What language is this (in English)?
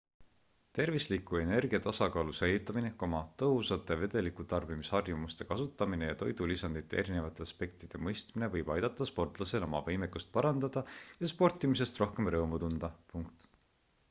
Estonian